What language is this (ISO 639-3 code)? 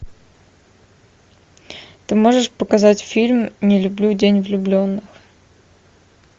rus